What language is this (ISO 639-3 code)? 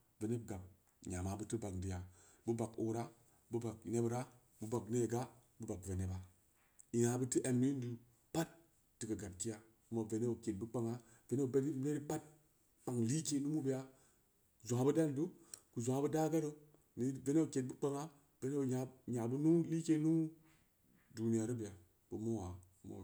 ndi